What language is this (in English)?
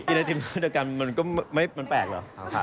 Thai